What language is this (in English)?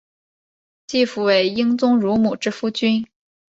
Chinese